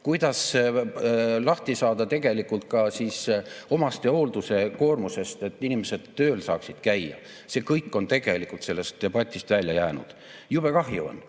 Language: Estonian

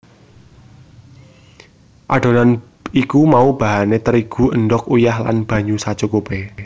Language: Javanese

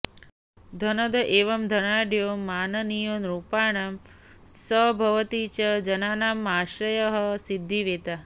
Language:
Sanskrit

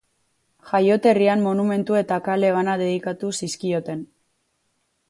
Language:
Basque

